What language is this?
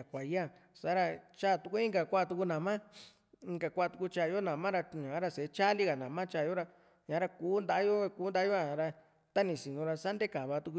Juxtlahuaca Mixtec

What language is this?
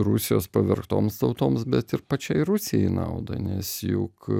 Lithuanian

